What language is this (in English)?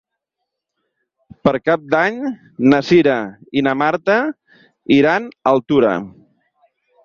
Catalan